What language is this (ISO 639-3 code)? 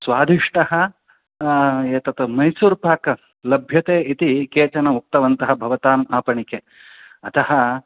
san